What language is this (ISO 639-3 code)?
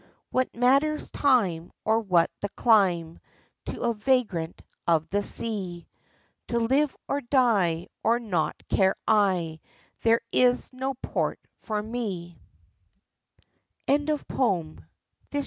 eng